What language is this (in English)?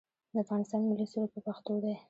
Pashto